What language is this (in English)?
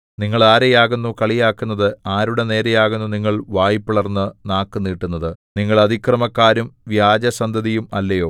Malayalam